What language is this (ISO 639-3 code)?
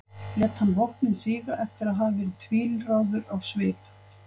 isl